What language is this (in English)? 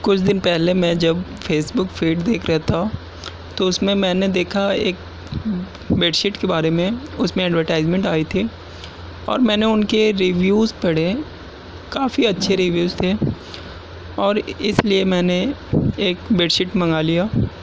Urdu